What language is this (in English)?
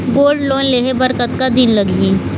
Chhattisgarhi